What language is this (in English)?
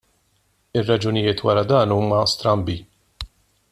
Maltese